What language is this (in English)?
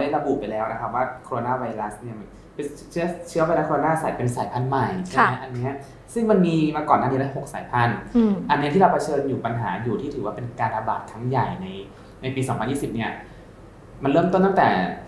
Thai